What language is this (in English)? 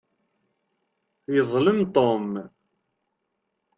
Kabyle